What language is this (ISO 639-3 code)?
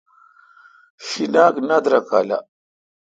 xka